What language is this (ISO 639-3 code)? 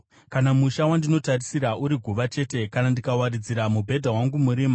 sna